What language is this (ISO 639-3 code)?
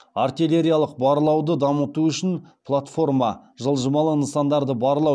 kaz